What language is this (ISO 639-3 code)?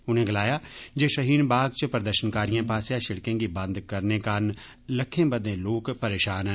doi